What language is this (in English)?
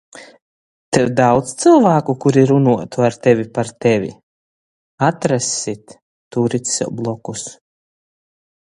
Latgalian